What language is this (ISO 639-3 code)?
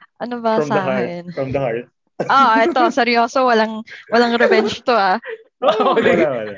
fil